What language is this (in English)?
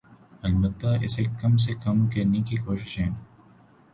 Urdu